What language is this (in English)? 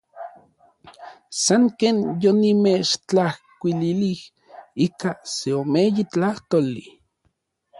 Orizaba Nahuatl